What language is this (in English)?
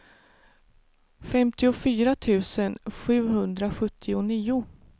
Swedish